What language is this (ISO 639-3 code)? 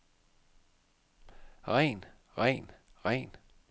dan